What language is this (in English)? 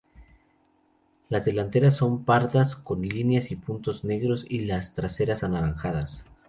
Spanish